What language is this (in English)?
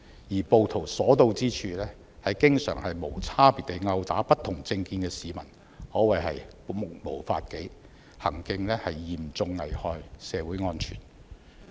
Cantonese